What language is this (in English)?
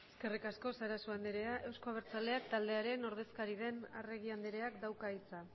Basque